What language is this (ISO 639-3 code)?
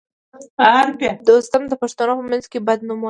pus